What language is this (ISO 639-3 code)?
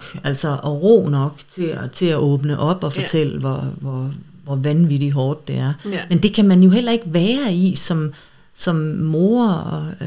dan